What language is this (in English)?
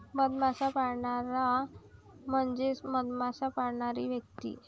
Marathi